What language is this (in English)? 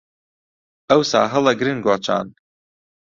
Central Kurdish